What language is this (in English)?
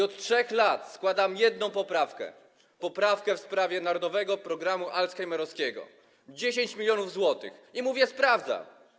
Polish